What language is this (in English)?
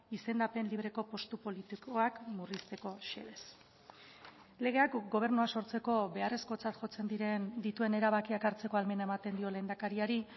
Basque